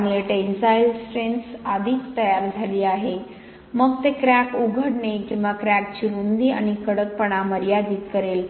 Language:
Marathi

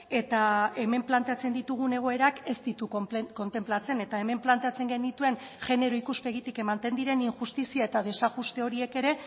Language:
Basque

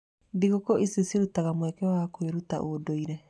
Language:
Kikuyu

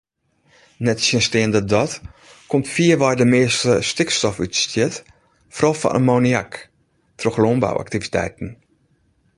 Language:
Western Frisian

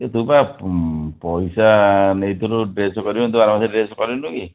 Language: Odia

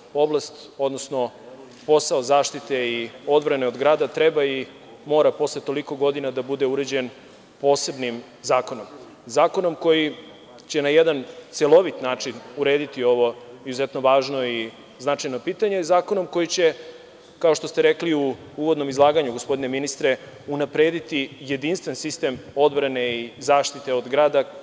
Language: Serbian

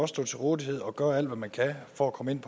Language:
Danish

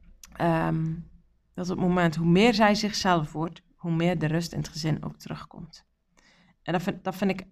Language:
Dutch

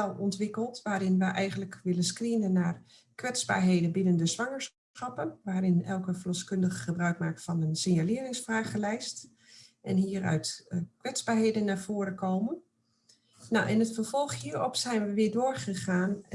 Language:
Dutch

